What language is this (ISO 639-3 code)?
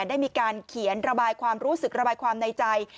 tha